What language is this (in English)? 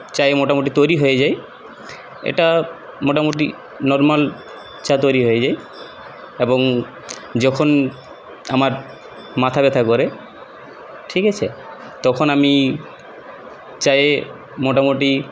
Bangla